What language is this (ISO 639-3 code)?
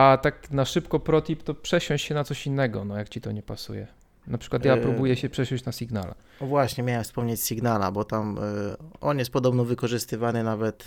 pol